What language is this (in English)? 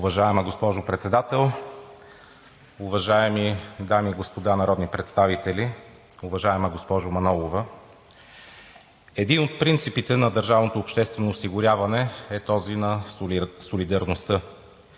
Bulgarian